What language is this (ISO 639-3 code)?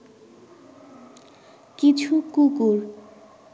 ben